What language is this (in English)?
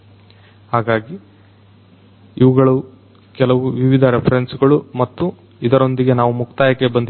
Kannada